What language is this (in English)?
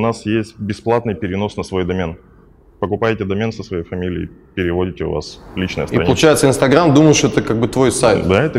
Russian